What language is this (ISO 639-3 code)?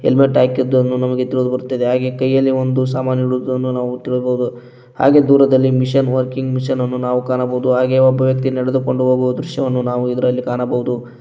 kan